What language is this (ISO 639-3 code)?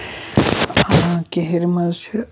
kas